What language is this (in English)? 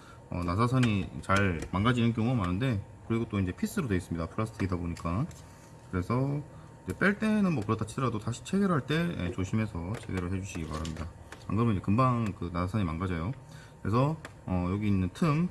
Korean